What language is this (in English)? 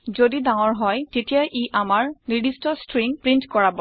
Assamese